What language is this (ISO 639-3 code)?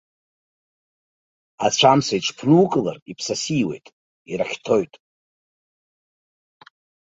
abk